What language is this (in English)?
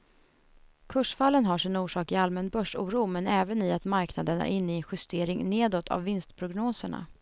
Swedish